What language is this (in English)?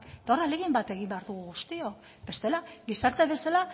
Basque